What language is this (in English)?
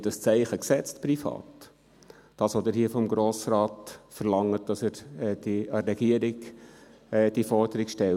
Swiss German